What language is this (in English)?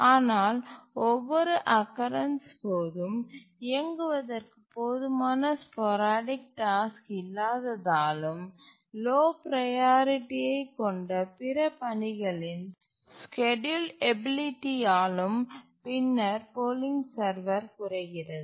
Tamil